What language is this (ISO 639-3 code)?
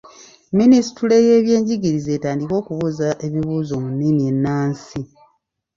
lug